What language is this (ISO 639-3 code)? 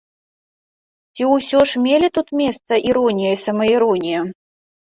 bel